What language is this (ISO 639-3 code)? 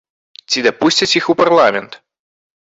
bel